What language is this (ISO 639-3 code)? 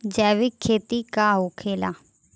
bho